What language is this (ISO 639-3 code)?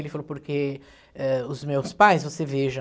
por